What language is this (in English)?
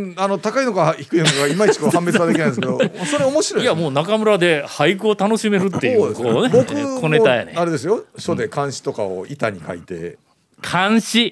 Japanese